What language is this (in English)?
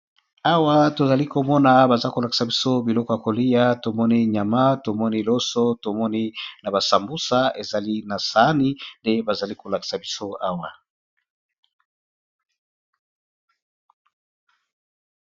Lingala